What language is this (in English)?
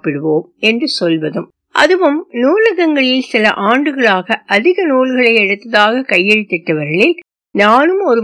Tamil